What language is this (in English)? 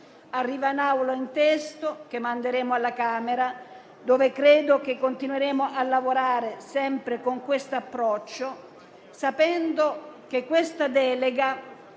Italian